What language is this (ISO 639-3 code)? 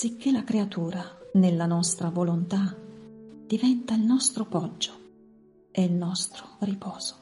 ita